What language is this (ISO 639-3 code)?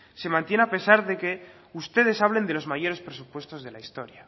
spa